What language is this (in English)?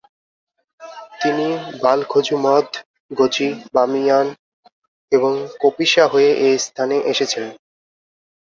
Bangla